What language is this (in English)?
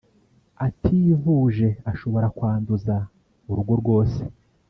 Kinyarwanda